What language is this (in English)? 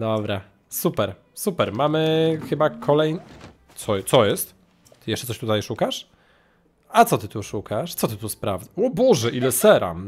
Polish